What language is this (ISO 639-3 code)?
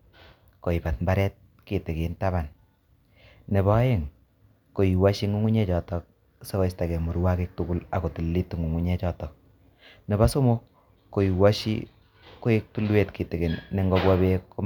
kln